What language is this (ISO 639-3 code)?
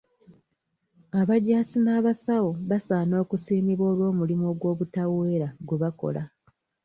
lug